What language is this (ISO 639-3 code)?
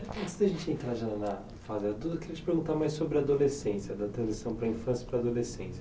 por